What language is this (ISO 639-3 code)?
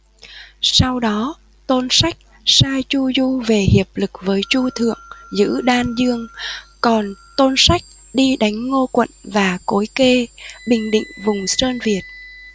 vie